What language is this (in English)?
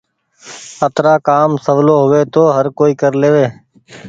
Goaria